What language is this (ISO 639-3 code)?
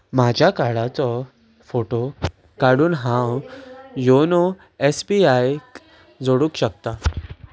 kok